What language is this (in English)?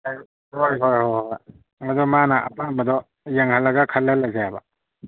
Manipuri